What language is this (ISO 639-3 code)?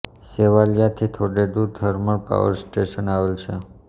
guj